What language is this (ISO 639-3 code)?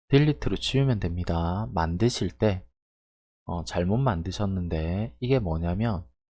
kor